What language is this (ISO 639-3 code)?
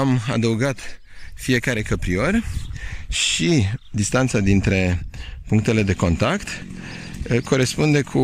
ron